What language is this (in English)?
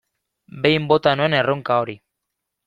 Basque